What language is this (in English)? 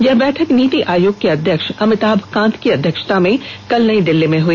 Hindi